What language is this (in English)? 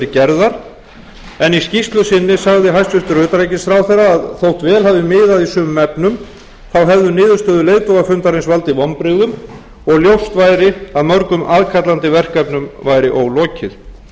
Icelandic